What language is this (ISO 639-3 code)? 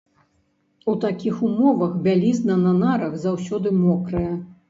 bel